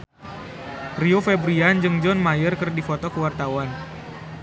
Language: Sundanese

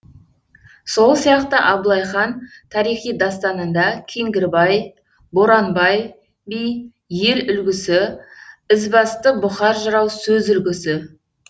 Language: Kazakh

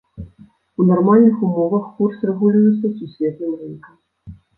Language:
Belarusian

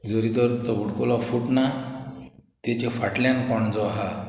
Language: Konkani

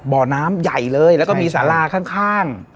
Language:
Thai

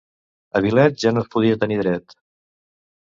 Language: Catalan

